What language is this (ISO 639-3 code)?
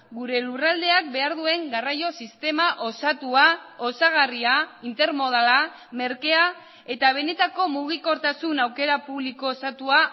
eus